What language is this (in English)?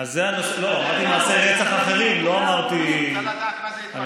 Hebrew